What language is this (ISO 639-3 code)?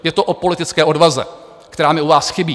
ces